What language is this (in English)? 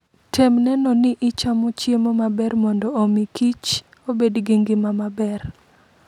Luo (Kenya and Tanzania)